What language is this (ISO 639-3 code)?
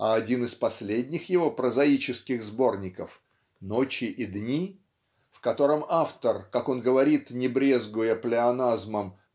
rus